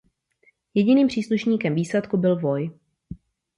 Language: Czech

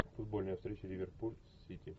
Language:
Russian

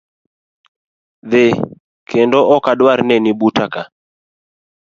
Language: Luo (Kenya and Tanzania)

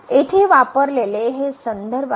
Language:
Marathi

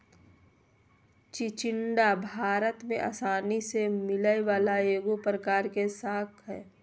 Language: Magahi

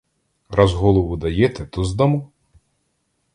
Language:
Ukrainian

